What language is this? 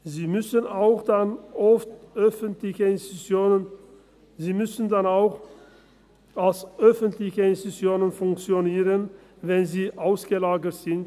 Swiss German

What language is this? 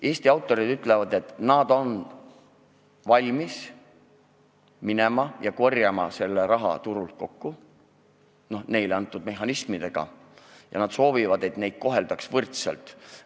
Estonian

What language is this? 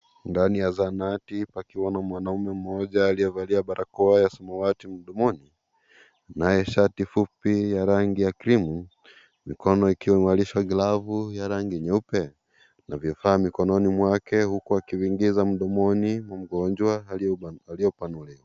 Swahili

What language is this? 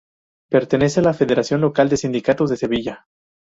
Spanish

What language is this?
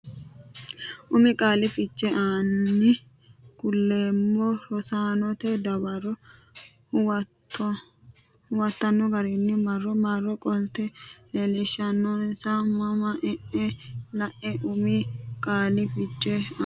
Sidamo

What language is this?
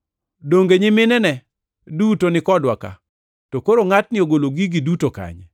Luo (Kenya and Tanzania)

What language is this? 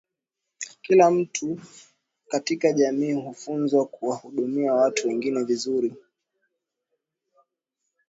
Swahili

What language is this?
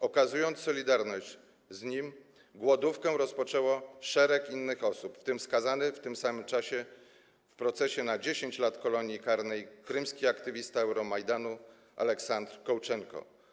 Polish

